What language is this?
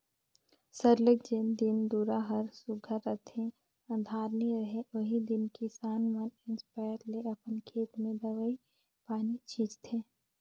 Chhattisgarhi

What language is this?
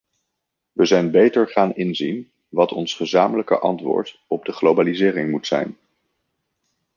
Dutch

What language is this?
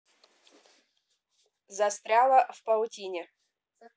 Russian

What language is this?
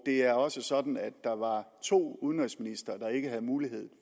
Danish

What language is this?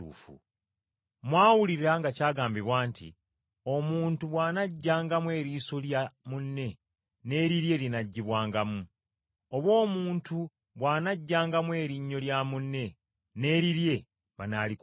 Ganda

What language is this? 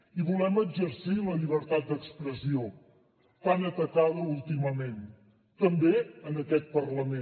Catalan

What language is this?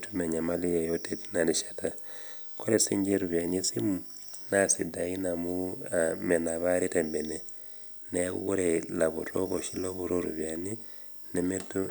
Masai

